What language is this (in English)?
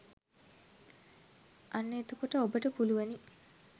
Sinhala